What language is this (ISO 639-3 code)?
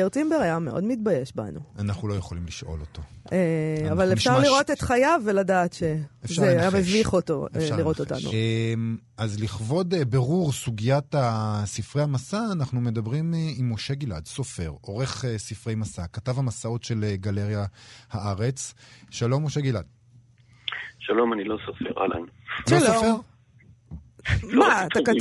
heb